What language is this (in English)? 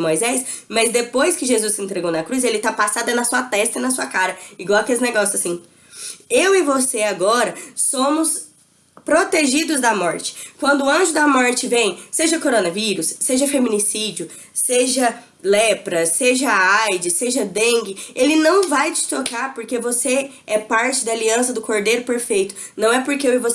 Portuguese